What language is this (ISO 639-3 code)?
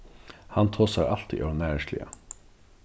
fao